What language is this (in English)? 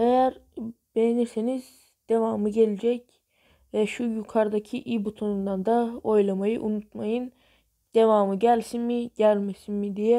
Turkish